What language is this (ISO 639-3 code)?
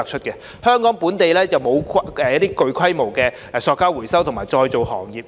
yue